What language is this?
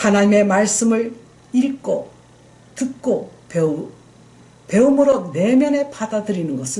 Korean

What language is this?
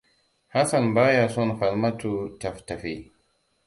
Hausa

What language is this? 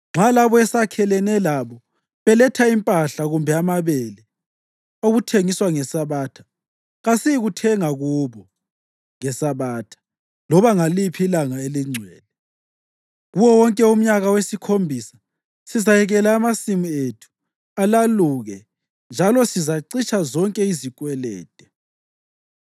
North Ndebele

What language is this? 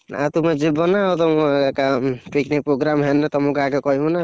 Odia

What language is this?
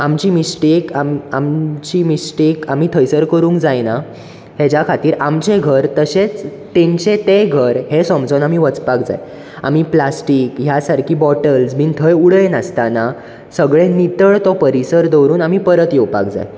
Konkani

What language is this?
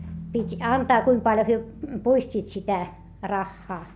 Finnish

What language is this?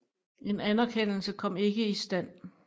Danish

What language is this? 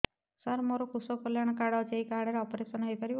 Odia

